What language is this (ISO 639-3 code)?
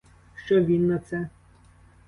ukr